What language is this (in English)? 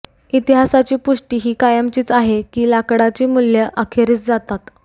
Marathi